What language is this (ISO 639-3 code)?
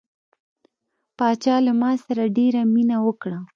pus